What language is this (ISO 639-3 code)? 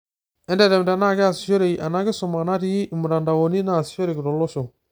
mas